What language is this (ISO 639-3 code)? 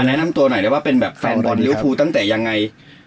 tha